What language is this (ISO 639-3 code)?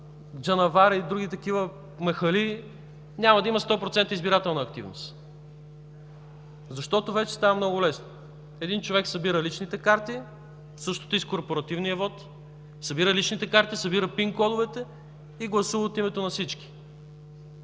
bul